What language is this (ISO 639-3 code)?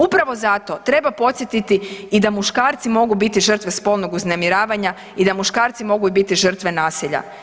hrv